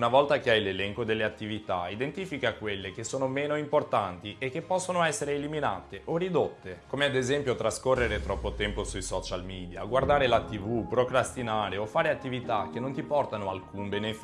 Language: Italian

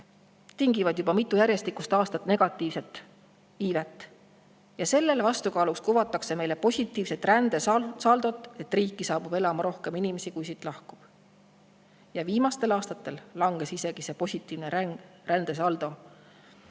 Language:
Estonian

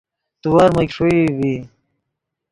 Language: Yidgha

